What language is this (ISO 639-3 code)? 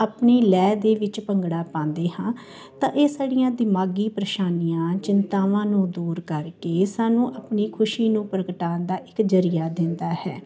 pan